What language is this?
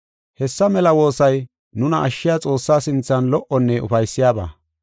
Gofa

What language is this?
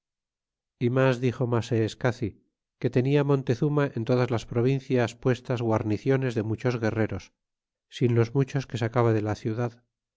Spanish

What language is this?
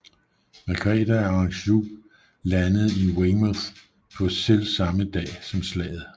Danish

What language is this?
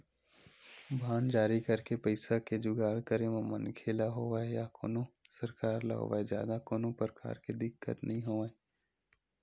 Chhattisgarhi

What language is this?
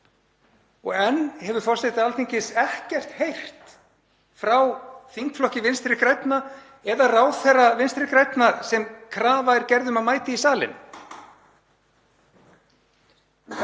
Icelandic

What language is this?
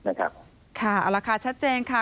Thai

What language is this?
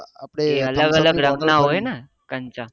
Gujarati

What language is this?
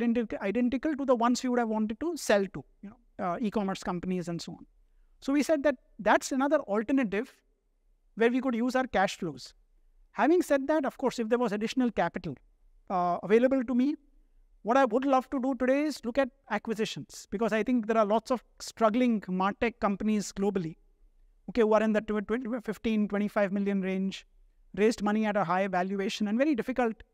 English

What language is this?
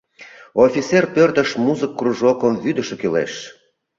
Mari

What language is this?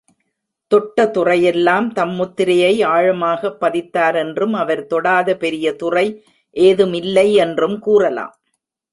Tamil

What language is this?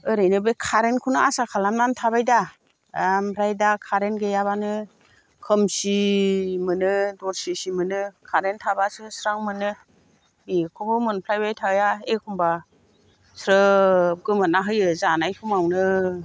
Bodo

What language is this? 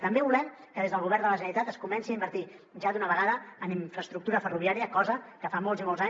Catalan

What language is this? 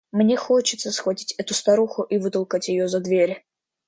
Russian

